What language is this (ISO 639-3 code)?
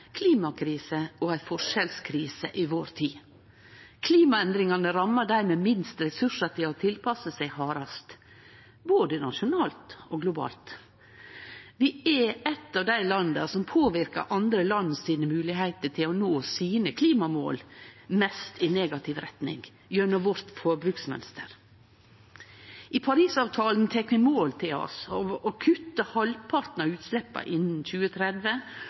nno